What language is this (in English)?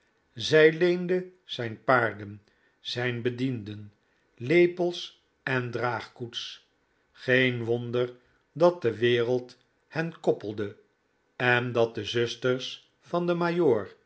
Dutch